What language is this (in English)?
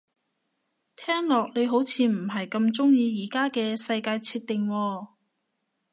Cantonese